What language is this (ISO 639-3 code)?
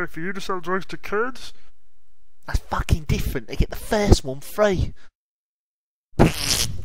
eng